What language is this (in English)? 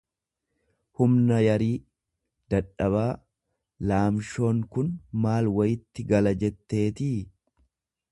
Oromo